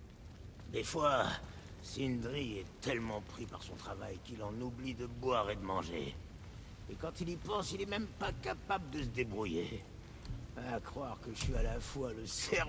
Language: French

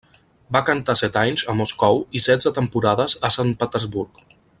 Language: Catalan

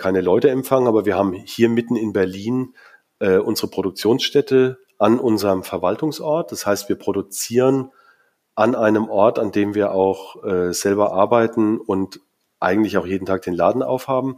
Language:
German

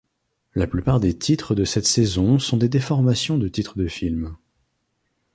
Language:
French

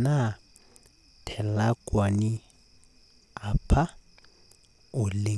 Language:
Masai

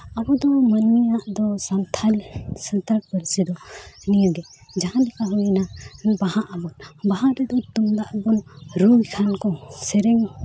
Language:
Santali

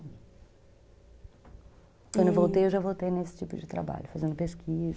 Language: Portuguese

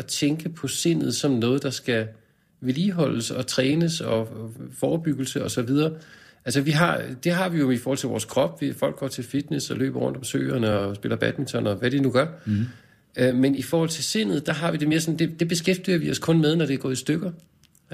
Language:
Danish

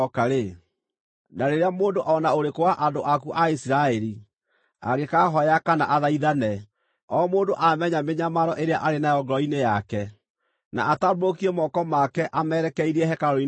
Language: Kikuyu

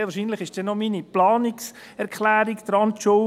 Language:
Swiss German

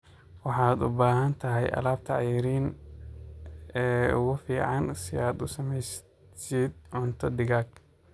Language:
Somali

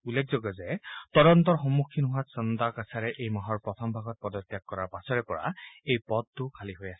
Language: Assamese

